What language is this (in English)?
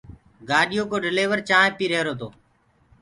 Gurgula